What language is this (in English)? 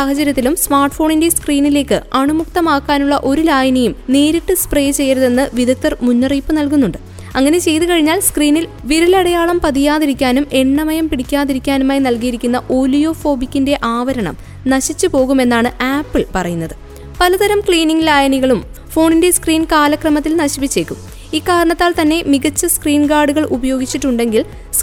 Malayalam